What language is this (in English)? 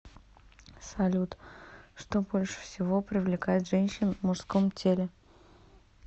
Russian